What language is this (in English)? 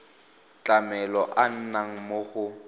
Tswana